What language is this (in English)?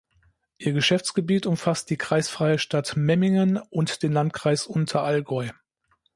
German